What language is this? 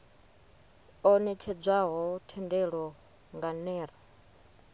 Venda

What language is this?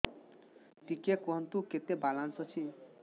Odia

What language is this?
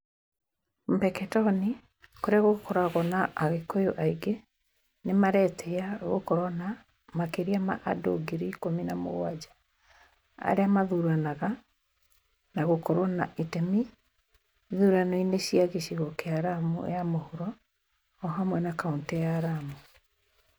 Kikuyu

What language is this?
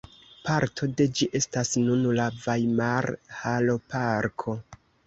Esperanto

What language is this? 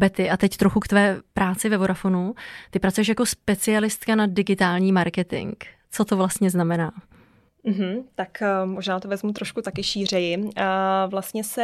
Czech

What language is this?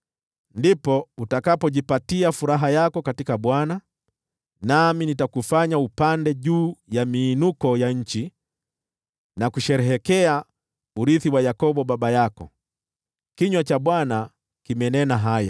Swahili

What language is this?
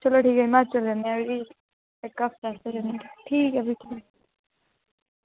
Dogri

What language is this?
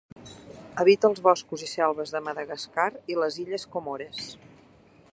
Catalan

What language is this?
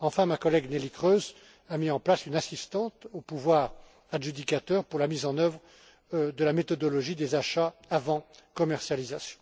French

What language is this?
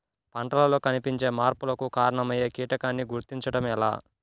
Telugu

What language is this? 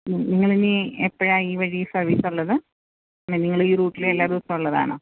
Malayalam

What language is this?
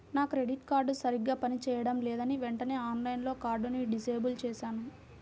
Telugu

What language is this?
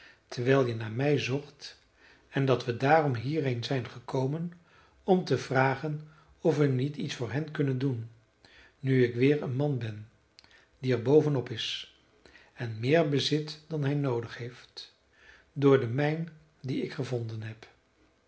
Dutch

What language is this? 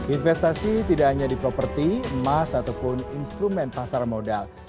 Indonesian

